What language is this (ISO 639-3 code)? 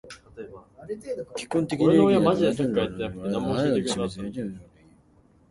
jpn